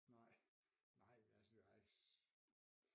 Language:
Danish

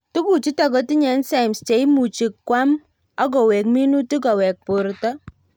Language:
Kalenjin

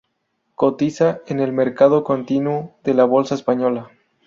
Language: Spanish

